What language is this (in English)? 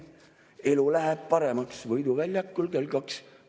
Estonian